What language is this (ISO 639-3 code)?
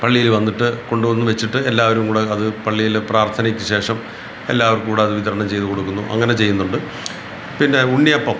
mal